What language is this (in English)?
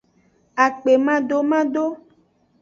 Aja (Benin)